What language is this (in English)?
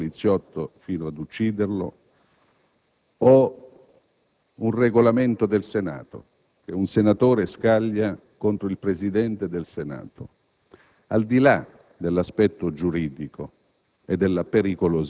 Italian